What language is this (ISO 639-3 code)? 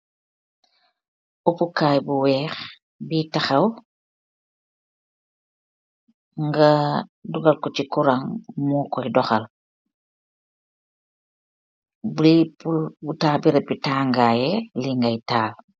wol